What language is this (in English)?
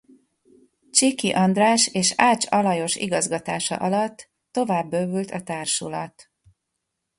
Hungarian